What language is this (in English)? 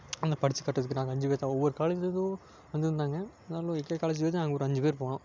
Tamil